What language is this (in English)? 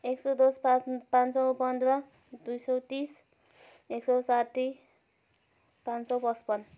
Nepali